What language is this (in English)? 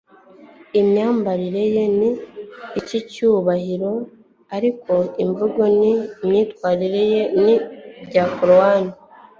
Kinyarwanda